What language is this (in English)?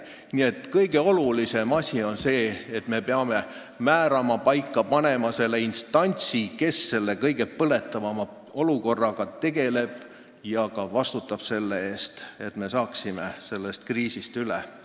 Estonian